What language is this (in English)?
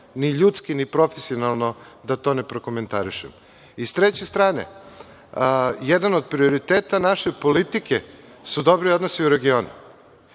Serbian